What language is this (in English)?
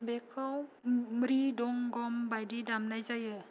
Bodo